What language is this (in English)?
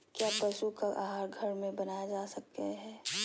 Magahi